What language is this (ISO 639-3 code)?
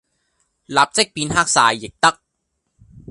yue